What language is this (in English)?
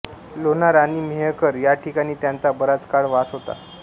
Marathi